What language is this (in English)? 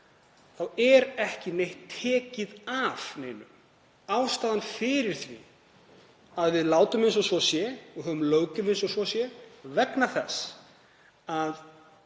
Icelandic